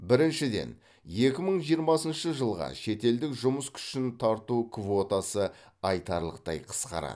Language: Kazakh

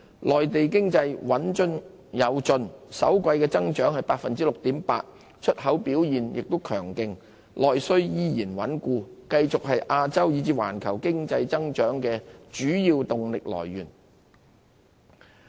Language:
Cantonese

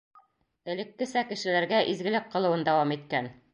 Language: Bashkir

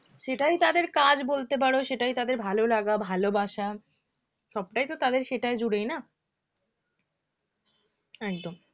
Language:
Bangla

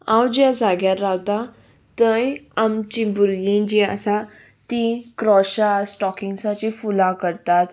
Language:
Konkani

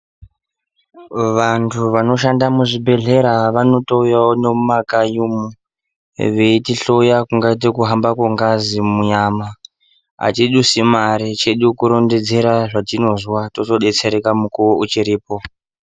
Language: Ndau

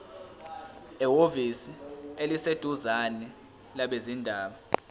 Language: Zulu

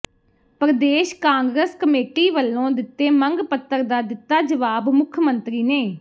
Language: Punjabi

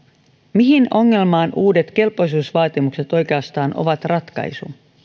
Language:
Finnish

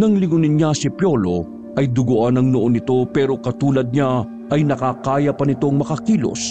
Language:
Filipino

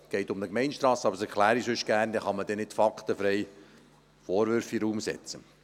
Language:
Swiss German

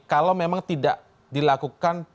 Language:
Indonesian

